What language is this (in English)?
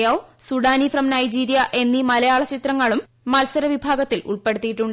Malayalam